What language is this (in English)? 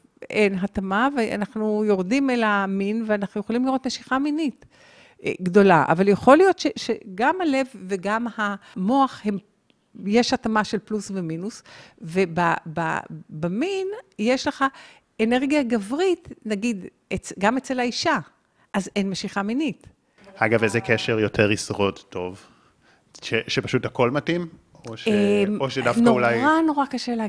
Hebrew